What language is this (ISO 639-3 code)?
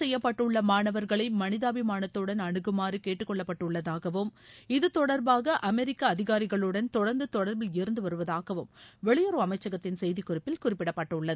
tam